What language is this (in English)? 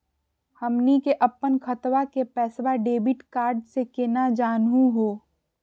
Magahi